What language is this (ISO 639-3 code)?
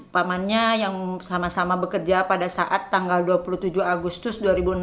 ind